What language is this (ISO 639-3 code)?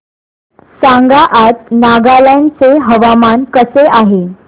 mar